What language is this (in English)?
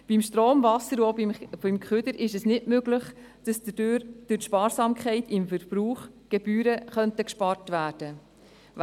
Swiss German